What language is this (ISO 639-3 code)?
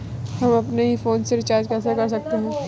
hin